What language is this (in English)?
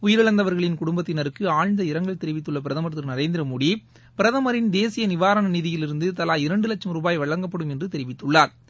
Tamil